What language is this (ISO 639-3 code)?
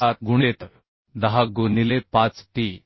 mar